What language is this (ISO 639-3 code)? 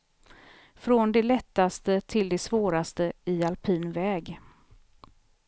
swe